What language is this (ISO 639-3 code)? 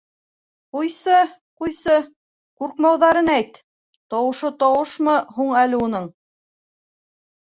bak